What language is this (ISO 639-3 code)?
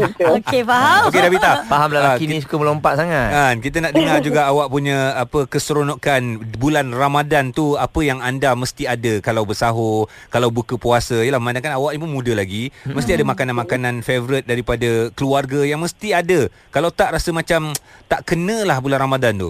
msa